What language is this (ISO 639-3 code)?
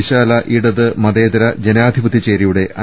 mal